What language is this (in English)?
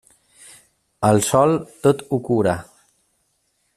Catalan